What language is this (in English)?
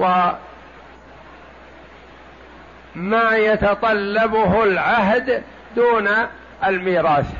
Arabic